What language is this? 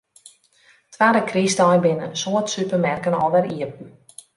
Western Frisian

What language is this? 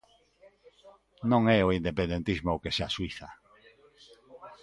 Galician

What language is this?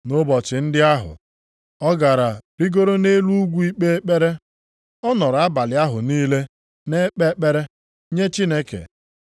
Igbo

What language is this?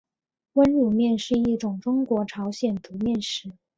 Chinese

